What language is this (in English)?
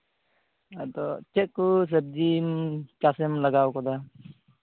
Santali